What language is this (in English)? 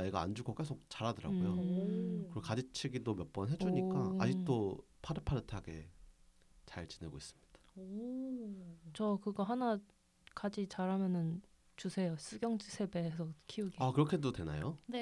Korean